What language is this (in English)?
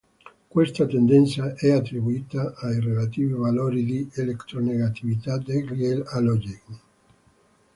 Italian